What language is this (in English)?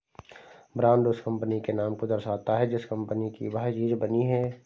Hindi